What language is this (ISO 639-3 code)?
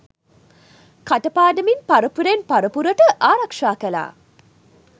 sin